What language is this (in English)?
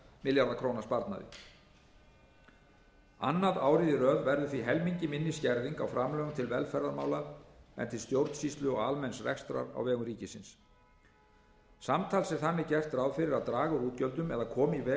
Icelandic